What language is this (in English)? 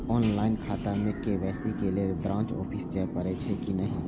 Maithili